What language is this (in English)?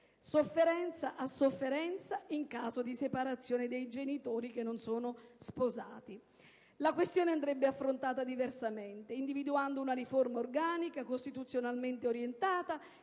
Italian